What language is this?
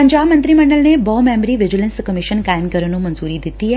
Punjabi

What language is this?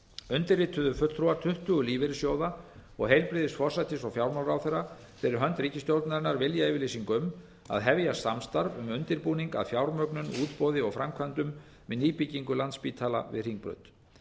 Icelandic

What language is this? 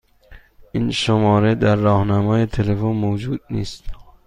Persian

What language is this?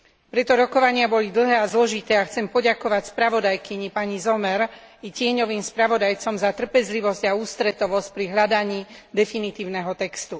Slovak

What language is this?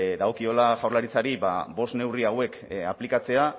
Basque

